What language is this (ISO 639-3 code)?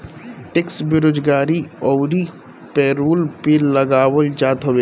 bho